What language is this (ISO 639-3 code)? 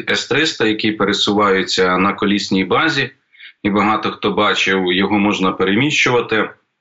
ukr